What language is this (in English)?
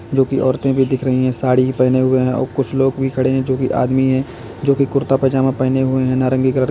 Hindi